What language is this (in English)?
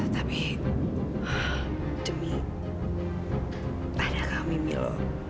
Indonesian